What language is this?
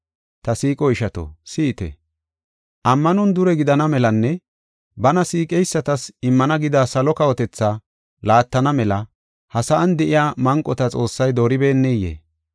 Gofa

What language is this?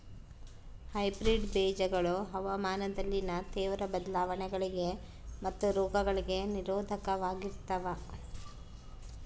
Kannada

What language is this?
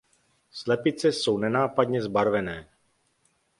Czech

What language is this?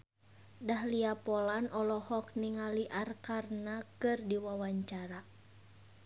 Sundanese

